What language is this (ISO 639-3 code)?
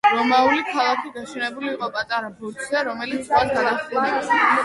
kat